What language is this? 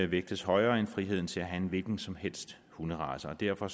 Danish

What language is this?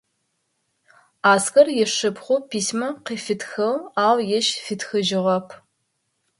Adyghe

